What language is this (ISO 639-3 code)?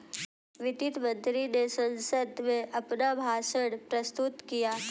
hin